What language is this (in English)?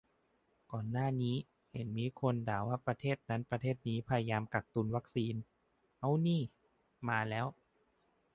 Thai